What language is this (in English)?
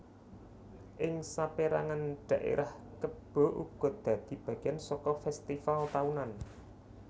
Javanese